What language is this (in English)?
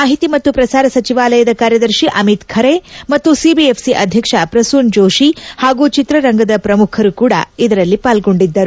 Kannada